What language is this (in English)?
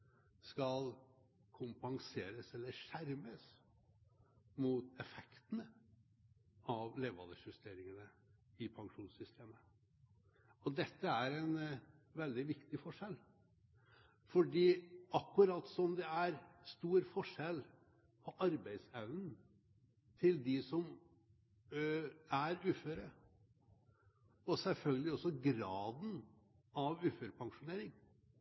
Norwegian Bokmål